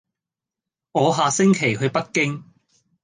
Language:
Cantonese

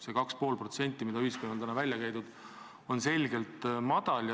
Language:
Estonian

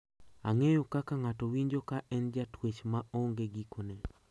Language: Luo (Kenya and Tanzania)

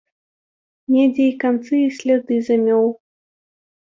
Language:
Belarusian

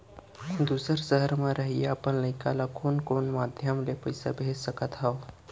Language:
Chhattisgarhi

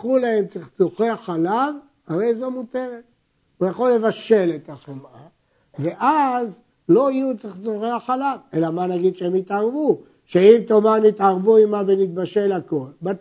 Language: Hebrew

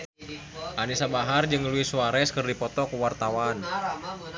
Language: Sundanese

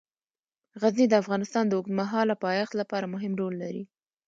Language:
Pashto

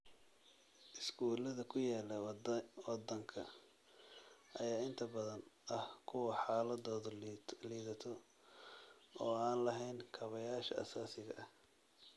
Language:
Somali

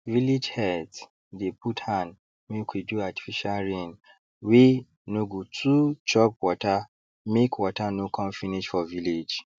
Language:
Nigerian Pidgin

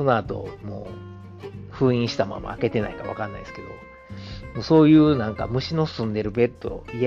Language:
Japanese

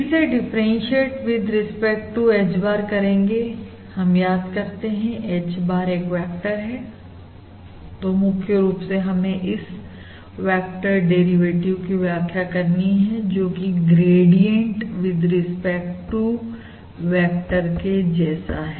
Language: Hindi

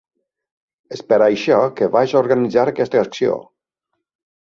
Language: Catalan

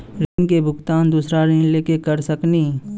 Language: Maithili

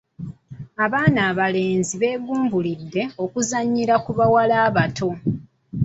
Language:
Ganda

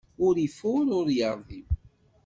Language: Kabyle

